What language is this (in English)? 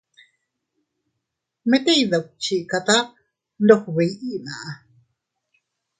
Teutila Cuicatec